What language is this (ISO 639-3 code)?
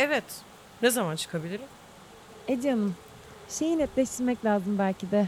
tur